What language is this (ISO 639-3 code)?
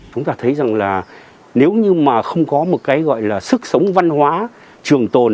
vie